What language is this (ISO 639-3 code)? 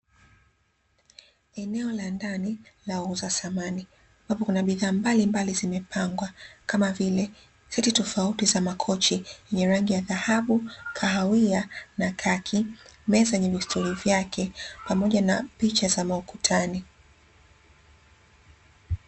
swa